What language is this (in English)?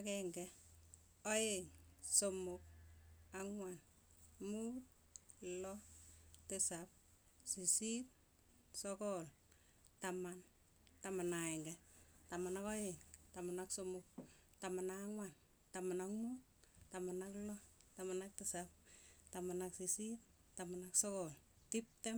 Tugen